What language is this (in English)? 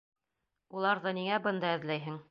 Bashkir